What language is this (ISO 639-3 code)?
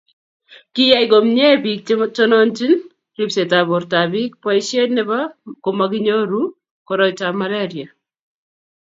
kln